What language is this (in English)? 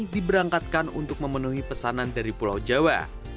Indonesian